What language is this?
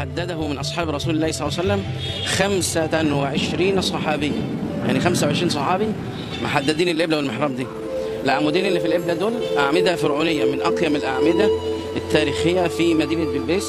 Arabic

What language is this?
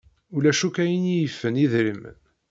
Kabyle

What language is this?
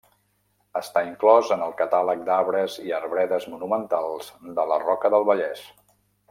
Catalan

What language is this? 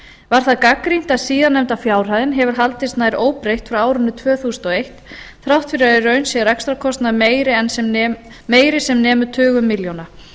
Icelandic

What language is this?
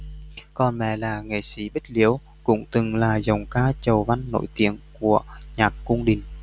Vietnamese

